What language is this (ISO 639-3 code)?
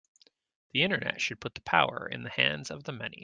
eng